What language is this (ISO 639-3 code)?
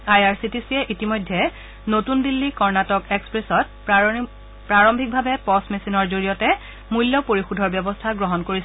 asm